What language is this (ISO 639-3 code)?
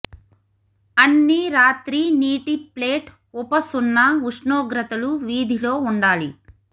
tel